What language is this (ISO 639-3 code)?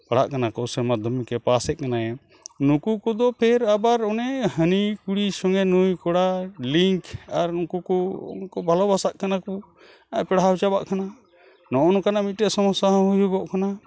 sat